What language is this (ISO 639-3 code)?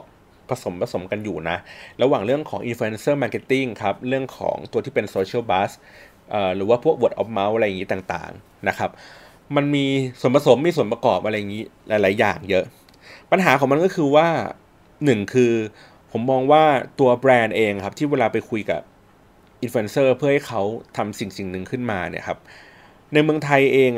tha